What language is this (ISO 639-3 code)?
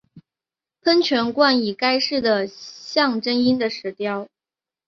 zho